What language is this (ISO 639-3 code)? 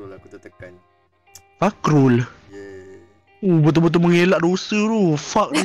msa